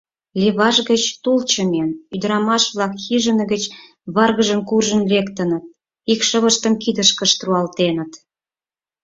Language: Mari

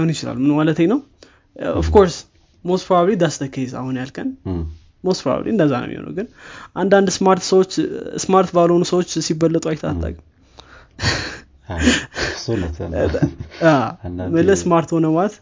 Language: Amharic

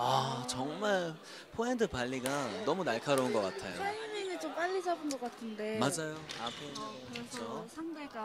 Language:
Korean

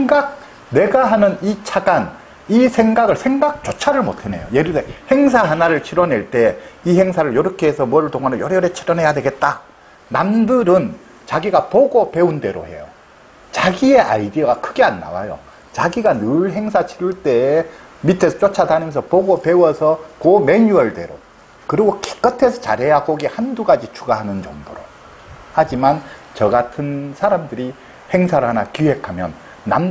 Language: Korean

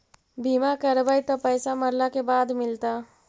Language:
Magahi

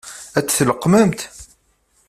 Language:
Kabyle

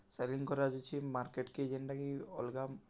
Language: Odia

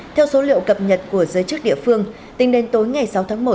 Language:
Vietnamese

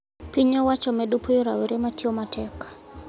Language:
Luo (Kenya and Tanzania)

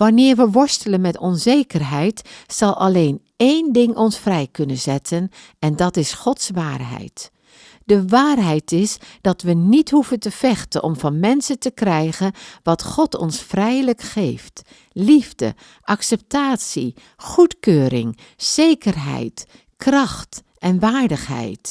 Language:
Dutch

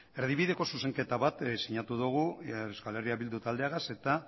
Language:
Basque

